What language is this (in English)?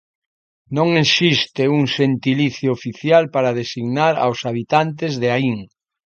Galician